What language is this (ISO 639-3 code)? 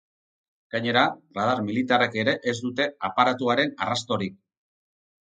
eus